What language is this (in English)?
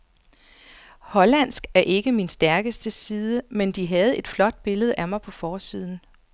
Danish